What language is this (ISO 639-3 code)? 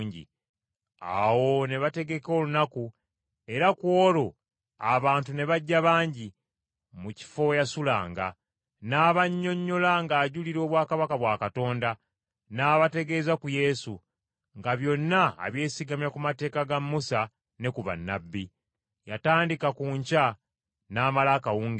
lug